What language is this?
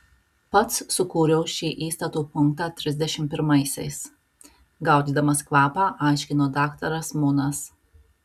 Lithuanian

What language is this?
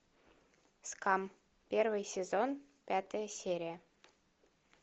Russian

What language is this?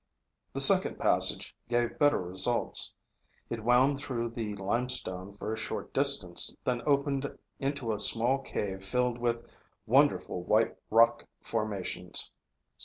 English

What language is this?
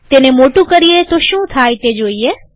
Gujarati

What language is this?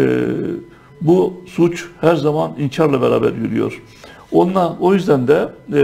Turkish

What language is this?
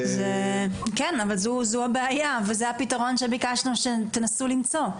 Hebrew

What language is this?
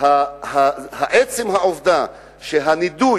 Hebrew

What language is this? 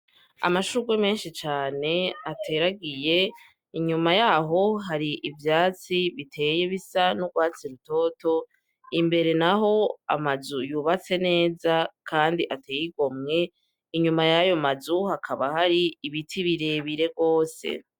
Rundi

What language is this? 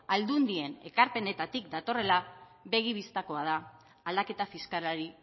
Basque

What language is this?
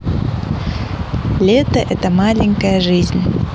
Russian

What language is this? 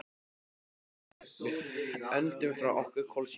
Icelandic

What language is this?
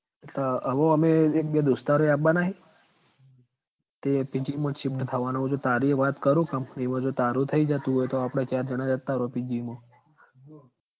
Gujarati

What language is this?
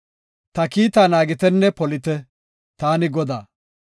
Gofa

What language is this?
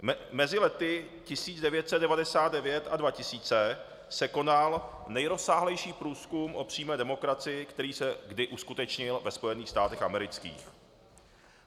Czech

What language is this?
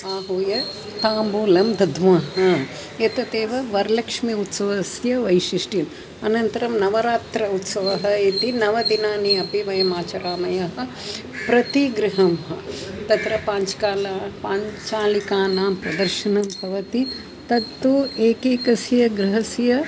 Sanskrit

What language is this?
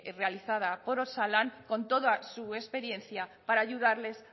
Spanish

